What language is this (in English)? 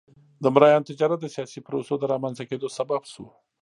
Pashto